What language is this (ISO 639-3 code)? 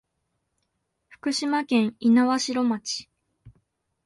jpn